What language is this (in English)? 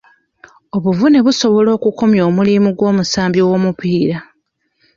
Ganda